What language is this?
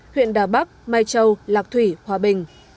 Vietnamese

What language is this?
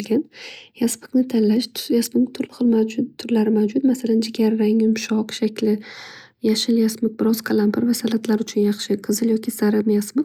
Uzbek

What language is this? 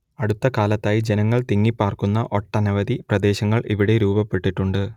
Malayalam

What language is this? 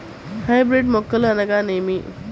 Telugu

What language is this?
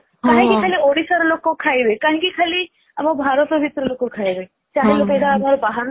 Odia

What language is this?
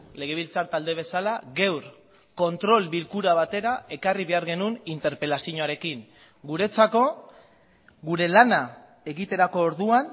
Basque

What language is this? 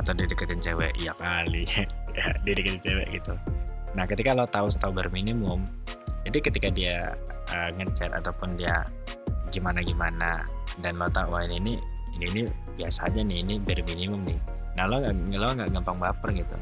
Indonesian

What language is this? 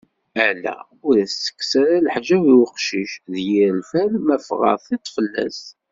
Kabyle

